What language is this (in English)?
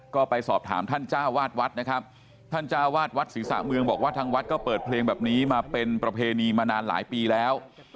Thai